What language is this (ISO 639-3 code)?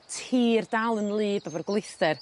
cym